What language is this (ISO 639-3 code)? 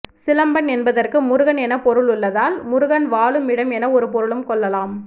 tam